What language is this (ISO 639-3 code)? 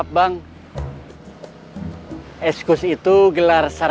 ind